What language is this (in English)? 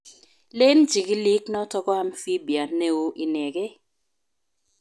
Kalenjin